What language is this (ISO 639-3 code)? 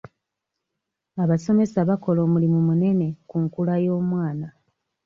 lug